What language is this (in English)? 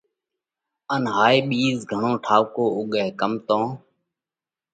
Parkari Koli